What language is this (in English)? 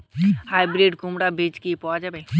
Bangla